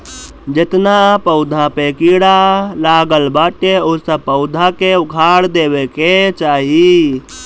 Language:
Bhojpuri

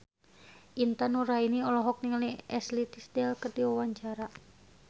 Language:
Sundanese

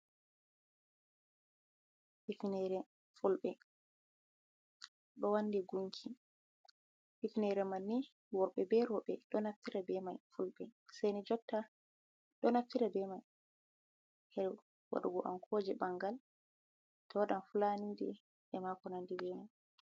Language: Fula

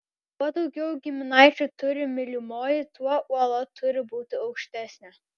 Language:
Lithuanian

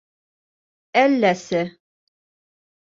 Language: Bashkir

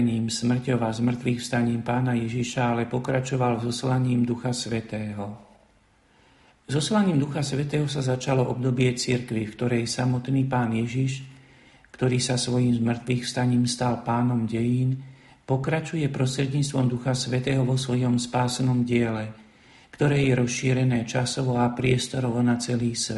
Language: Slovak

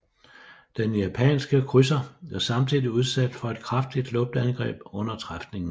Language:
Danish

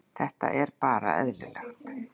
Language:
Icelandic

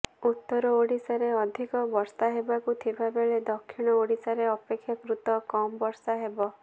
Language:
Odia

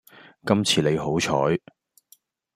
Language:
Cantonese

